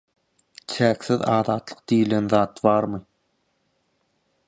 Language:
Turkmen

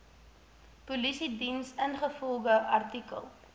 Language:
Afrikaans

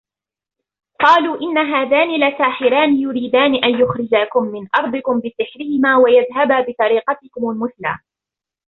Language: Arabic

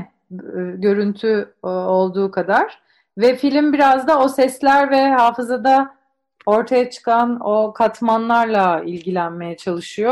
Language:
Turkish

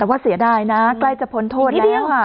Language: Thai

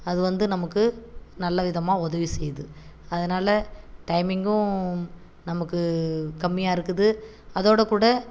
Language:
Tamil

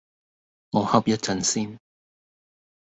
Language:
Cantonese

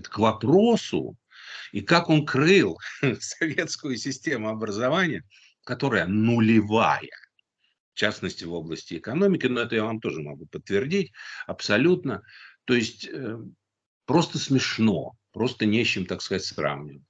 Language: Russian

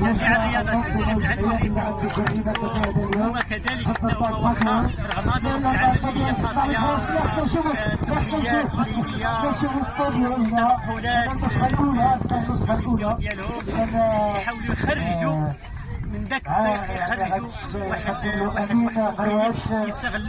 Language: Arabic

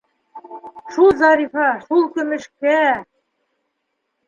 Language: Bashkir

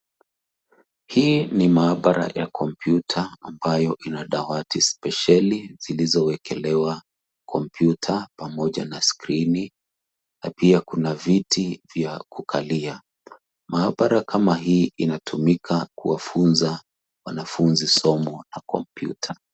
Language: Swahili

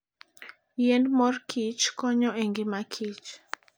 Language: Luo (Kenya and Tanzania)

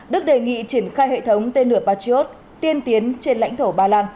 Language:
Vietnamese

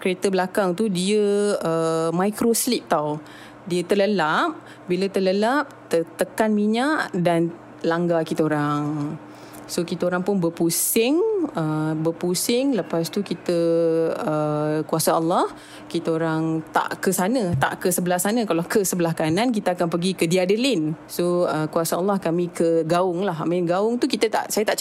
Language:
Malay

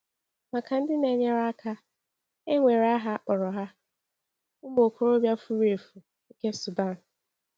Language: Igbo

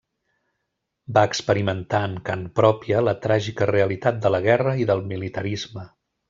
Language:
Catalan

